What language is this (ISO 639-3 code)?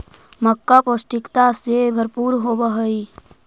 mag